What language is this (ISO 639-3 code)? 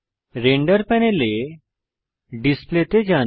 ben